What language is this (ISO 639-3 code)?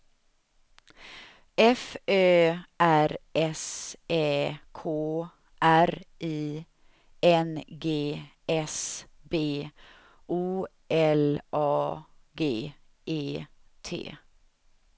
swe